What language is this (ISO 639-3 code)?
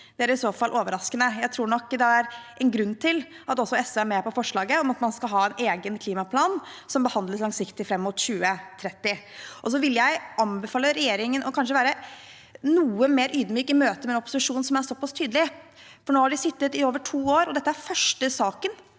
nor